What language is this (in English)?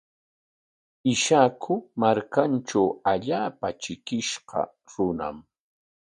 Corongo Ancash Quechua